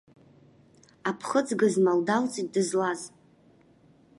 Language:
Abkhazian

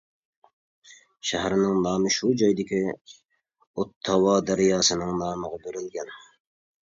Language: Uyghur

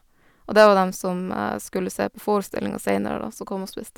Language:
Norwegian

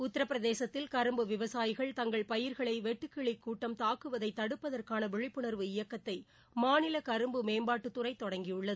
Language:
Tamil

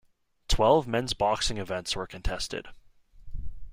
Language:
English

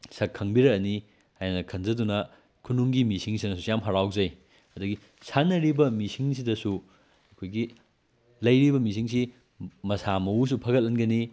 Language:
Manipuri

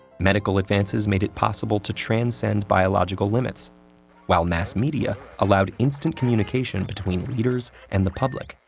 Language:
English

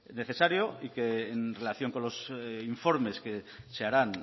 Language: Spanish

